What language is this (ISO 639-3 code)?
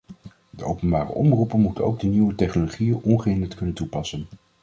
nld